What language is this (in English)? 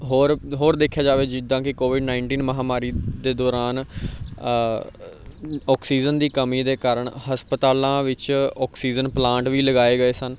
Punjabi